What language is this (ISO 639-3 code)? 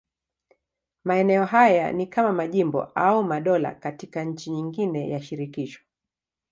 swa